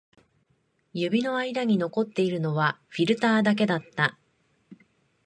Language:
Japanese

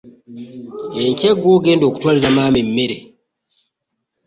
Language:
Ganda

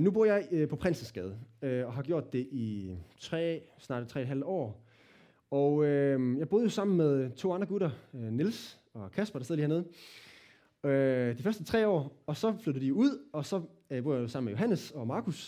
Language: Danish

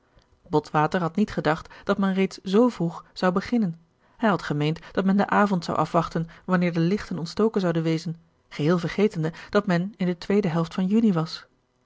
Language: Dutch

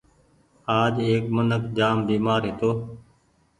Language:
Goaria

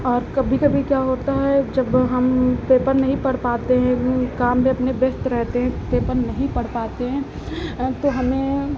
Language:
Hindi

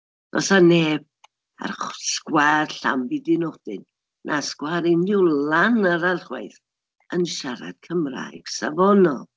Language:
Welsh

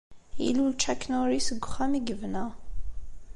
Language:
Kabyle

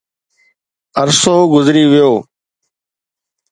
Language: Sindhi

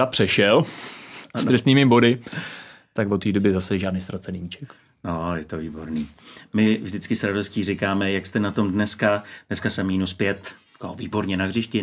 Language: Czech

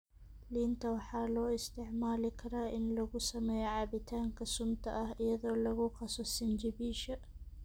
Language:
Somali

